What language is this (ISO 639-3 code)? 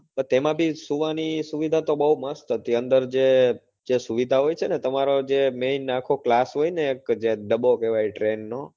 guj